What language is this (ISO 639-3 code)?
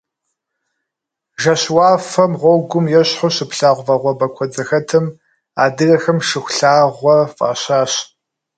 kbd